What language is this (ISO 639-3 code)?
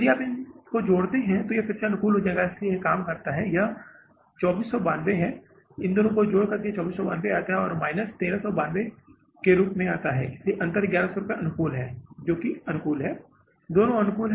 hin